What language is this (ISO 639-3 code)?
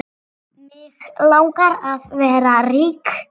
isl